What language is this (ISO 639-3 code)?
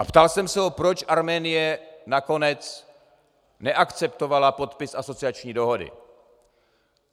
ces